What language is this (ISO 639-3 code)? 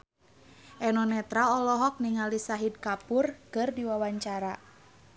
sun